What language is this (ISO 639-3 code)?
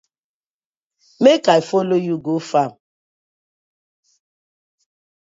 pcm